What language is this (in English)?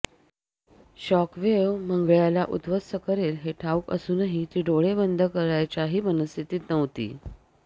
Marathi